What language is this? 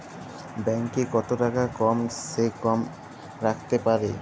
Bangla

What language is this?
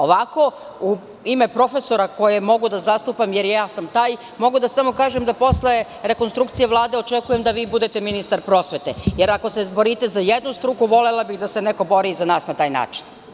Serbian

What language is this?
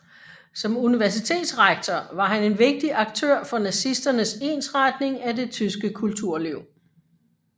Danish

